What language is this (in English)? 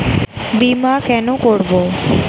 Bangla